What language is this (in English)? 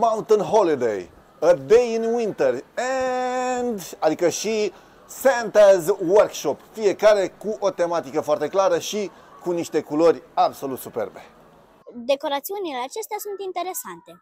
Romanian